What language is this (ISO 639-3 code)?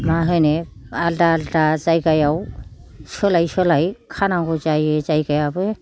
brx